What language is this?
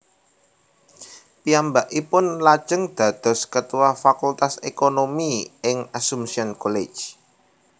Javanese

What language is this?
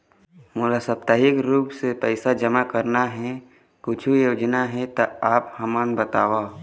Chhattisgarhi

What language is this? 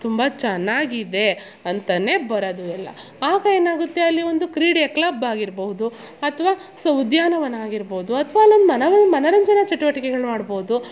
Kannada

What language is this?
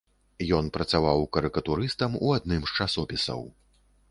Belarusian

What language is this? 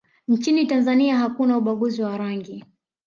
Swahili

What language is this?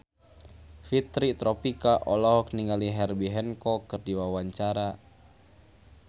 Sundanese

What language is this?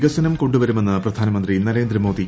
Malayalam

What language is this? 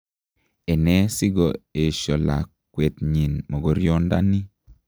Kalenjin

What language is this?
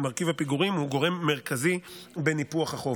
Hebrew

